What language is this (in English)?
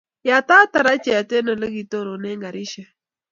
Kalenjin